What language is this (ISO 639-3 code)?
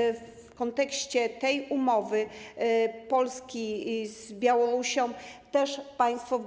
pol